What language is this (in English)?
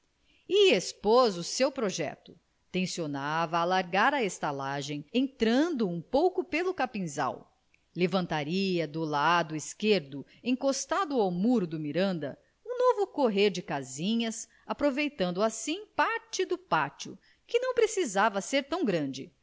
Portuguese